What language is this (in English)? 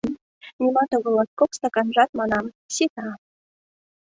Mari